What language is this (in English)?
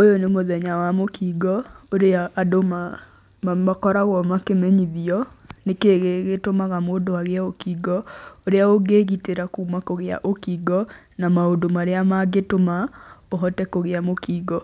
Kikuyu